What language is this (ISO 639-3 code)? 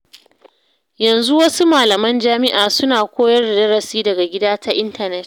hau